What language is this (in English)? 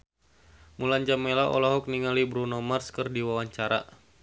Sundanese